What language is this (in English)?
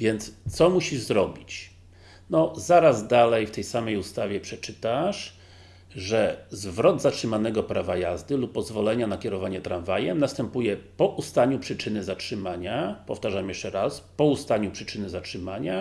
Polish